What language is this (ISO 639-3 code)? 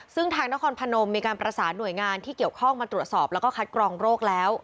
tha